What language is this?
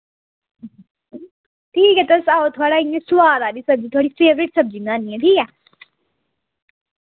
Dogri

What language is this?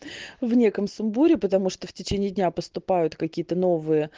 Russian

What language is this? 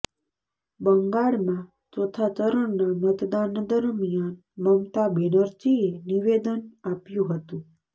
Gujarati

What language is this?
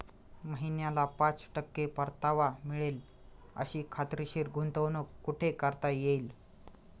Marathi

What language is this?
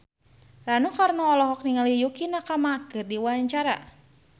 Sundanese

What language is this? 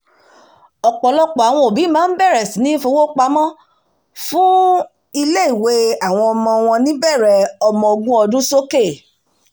Yoruba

